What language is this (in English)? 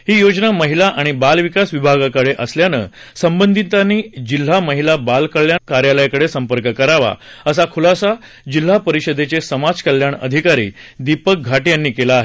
Marathi